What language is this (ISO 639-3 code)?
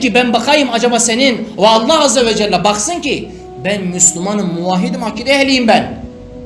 tur